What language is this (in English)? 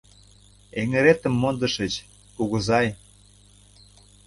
Mari